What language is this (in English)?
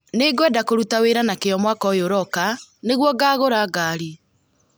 Kikuyu